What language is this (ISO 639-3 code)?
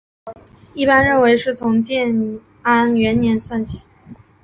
zho